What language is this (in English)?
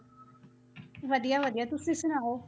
Punjabi